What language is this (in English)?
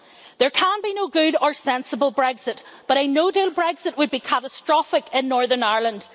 English